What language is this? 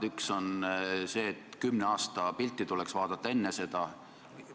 Estonian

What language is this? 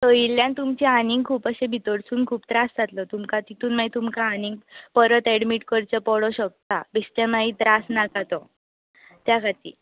Konkani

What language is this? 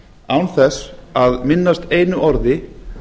Icelandic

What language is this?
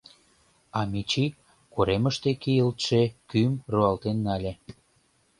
Mari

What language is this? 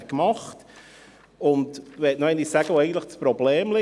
Swiss German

